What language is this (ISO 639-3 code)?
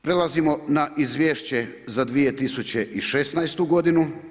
hrv